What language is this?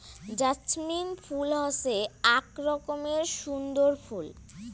Bangla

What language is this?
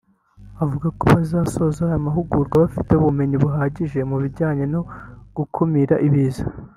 Kinyarwanda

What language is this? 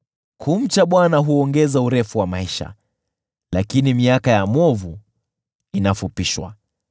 Swahili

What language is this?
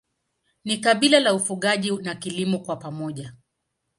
Swahili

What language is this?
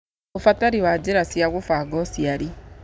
Kikuyu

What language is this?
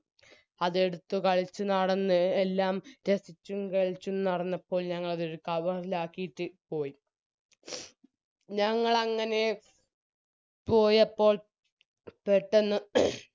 Malayalam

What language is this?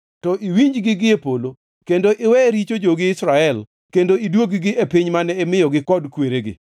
Luo (Kenya and Tanzania)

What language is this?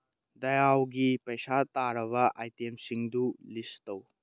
Manipuri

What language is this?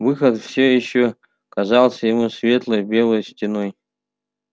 Russian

